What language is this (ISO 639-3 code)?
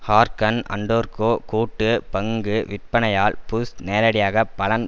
tam